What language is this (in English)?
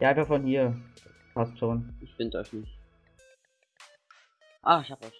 German